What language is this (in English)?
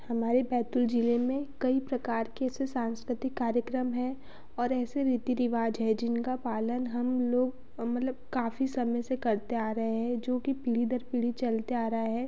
Hindi